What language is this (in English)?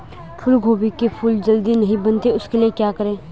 Hindi